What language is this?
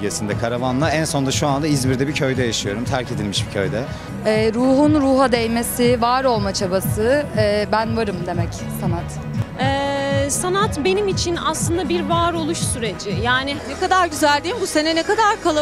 Turkish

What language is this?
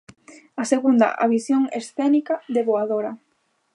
Galician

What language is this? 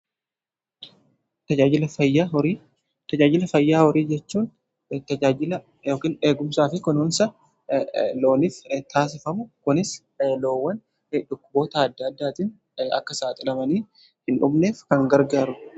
Oromo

